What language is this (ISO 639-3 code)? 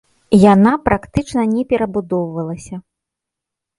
bel